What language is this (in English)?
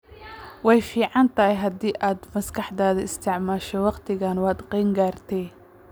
Somali